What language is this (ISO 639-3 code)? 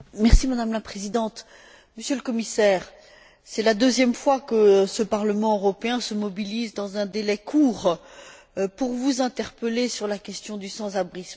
fra